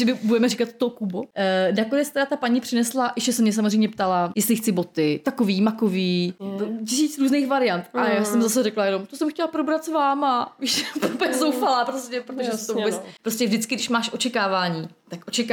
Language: Czech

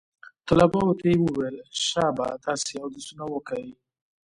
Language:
Pashto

